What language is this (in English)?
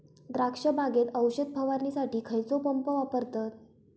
Marathi